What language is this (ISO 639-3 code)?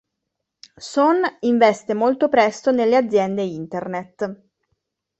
ita